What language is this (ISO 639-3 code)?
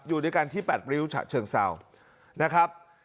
tha